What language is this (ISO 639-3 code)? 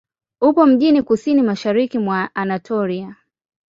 swa